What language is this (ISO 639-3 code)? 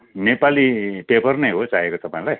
nep